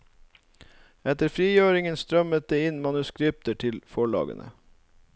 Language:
Norwegian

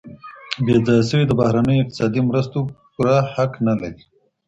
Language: Pashto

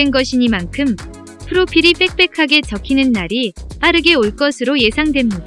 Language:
Korean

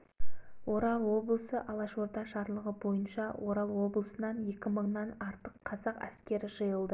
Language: Kazakh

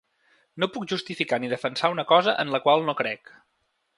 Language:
Catalan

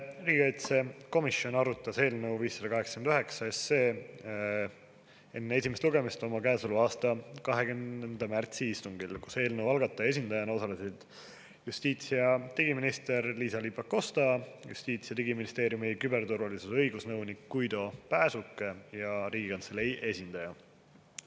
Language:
Estonian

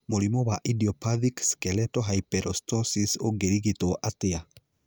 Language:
Kikuyu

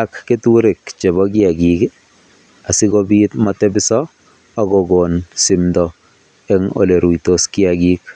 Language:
Kalenjin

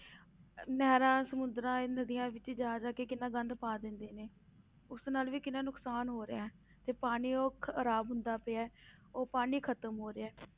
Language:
Punjabi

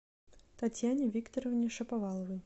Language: Russian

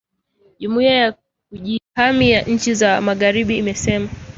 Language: Swahili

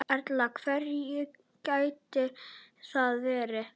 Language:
Icelandic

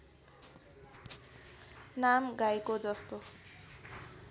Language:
Nepali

